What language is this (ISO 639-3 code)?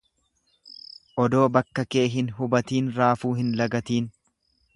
orm